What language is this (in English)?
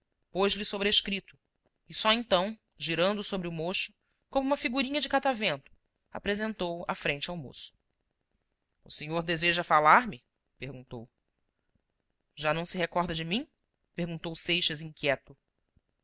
Portuguese